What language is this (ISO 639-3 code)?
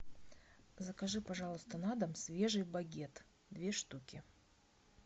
rus